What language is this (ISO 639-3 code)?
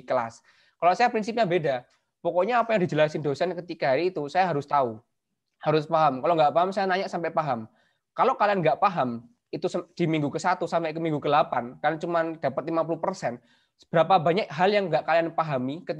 ind